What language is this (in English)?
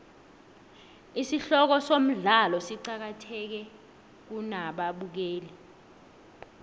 South Ndebele